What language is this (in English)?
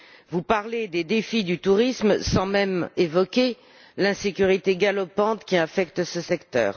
French